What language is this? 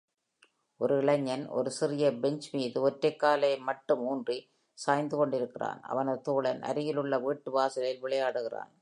Tamil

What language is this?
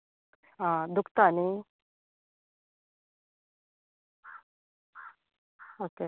Konkani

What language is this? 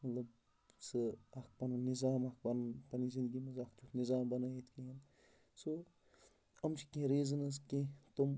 Kashmiri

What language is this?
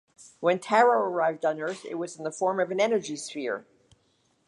English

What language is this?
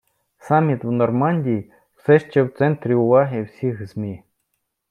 Ukrainian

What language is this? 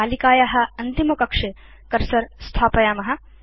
Sanskrit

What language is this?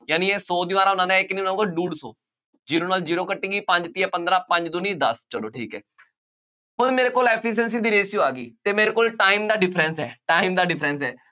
Punjabi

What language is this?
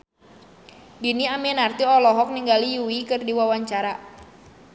Sundanese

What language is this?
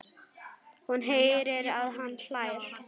Icelandic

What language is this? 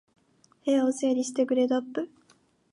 Japanese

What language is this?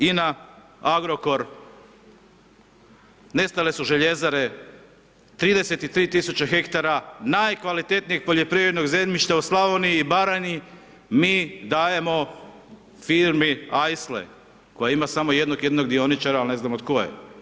Croatian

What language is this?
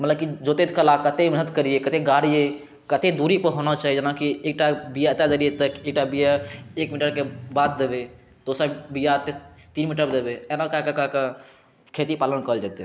Maithili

